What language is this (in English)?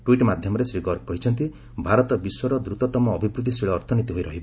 Odia